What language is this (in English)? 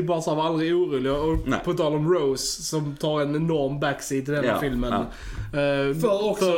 Swedish